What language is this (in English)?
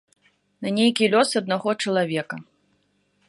Belarusian